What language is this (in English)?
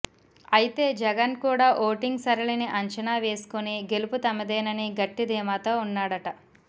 Telugu